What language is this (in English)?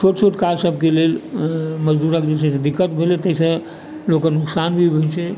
Maithili